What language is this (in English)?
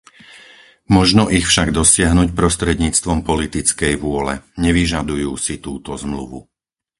Slovak